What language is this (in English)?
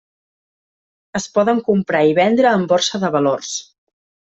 Catalan